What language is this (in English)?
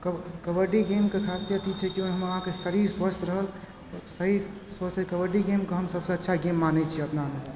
Maithili